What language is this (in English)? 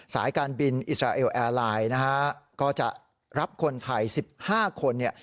Thai